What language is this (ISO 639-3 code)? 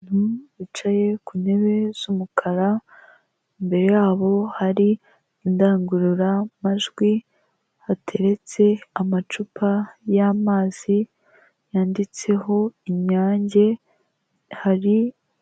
kin